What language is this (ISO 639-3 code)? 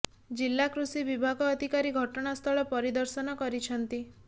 ori